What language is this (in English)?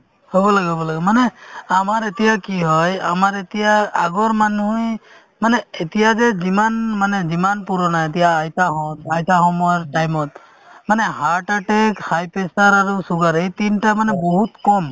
Assamese